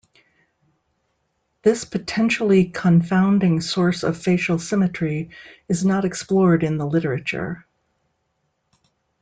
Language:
English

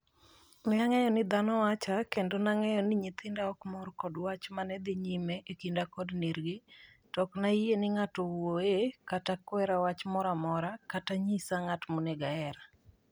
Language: Luo (Kenya and Tanzania)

